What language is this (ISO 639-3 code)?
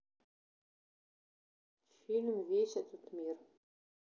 rus